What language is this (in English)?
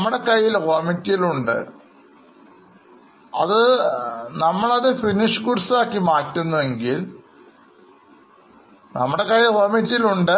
Malayalam